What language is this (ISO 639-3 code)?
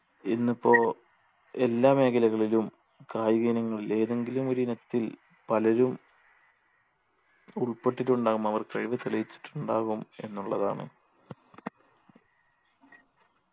mal